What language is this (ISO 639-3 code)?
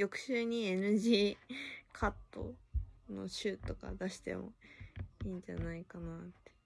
jpn